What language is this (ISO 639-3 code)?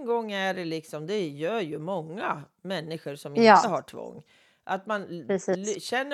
swe